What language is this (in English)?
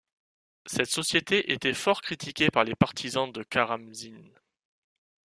French